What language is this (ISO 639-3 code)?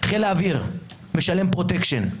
heb